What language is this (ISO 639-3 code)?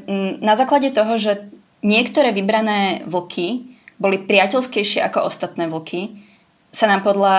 ces